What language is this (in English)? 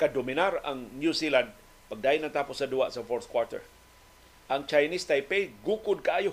Filipino